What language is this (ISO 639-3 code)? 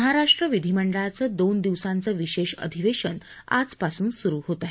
mar